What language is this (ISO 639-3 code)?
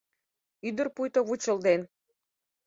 chm